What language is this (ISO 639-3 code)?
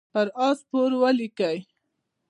pus